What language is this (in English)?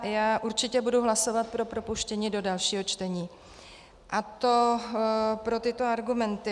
Czech